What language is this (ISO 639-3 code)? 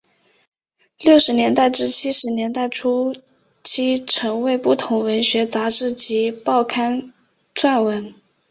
zho